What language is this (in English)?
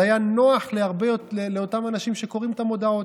Hebrew